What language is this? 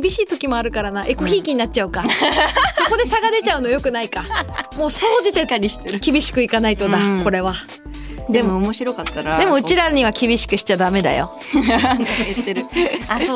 Japanese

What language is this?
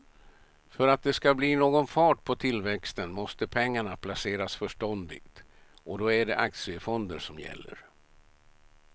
Swedish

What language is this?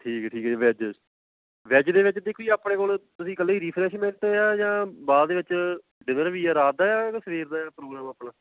Punjabi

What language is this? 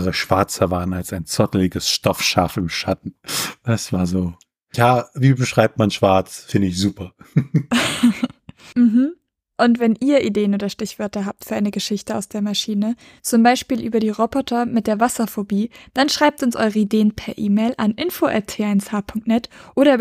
German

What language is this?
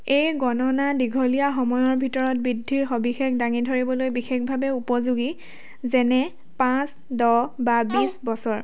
Assamese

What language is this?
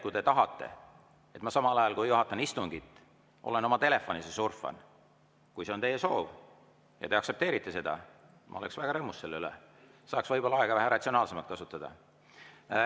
Estonian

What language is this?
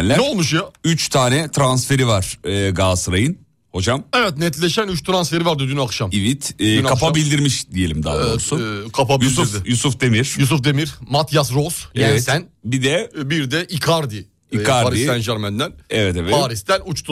Turkish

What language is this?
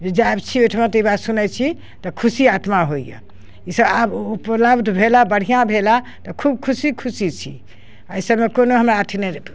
Maithili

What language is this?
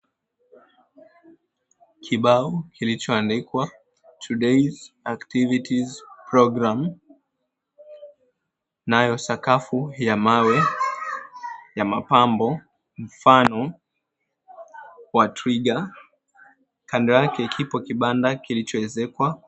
Swahili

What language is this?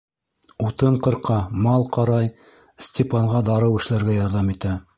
Bashkir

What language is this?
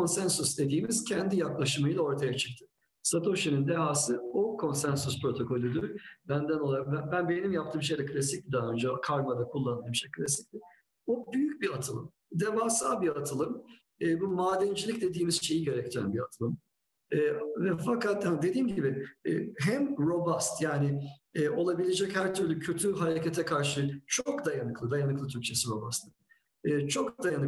Turkish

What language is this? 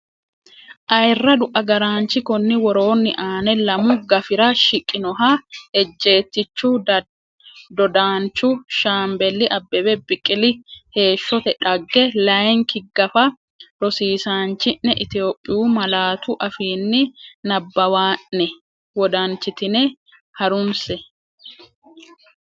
Sidamo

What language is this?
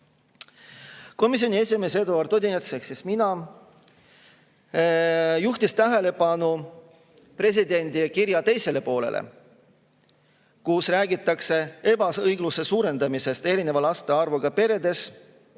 Estonian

